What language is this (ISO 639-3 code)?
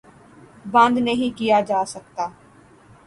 urd